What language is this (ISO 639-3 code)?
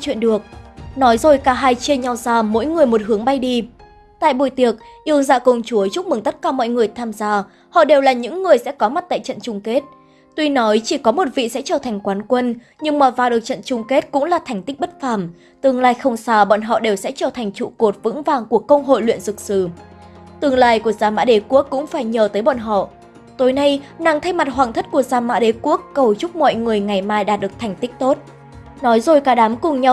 vie